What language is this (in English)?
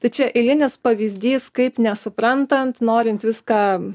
Lithuanian